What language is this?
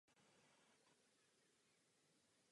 Czech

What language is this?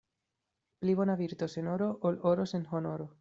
Esperanto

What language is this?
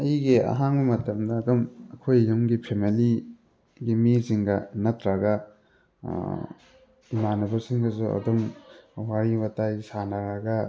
Manipuri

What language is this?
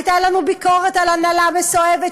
Hebrew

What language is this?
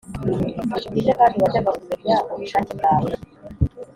Kinyarwanda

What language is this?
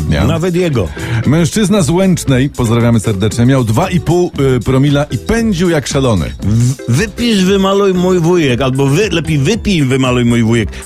Polish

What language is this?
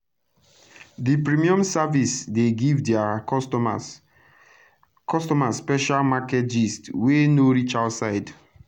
Nigerian Pidgin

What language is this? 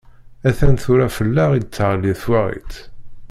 Kabyle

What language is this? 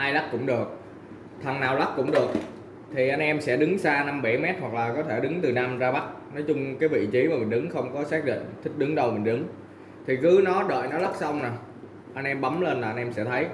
Vietnamese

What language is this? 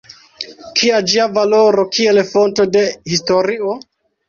Esperanto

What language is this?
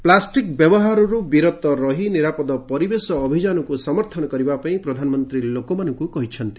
Odia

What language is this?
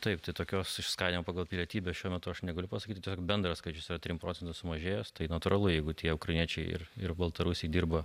Lithuanian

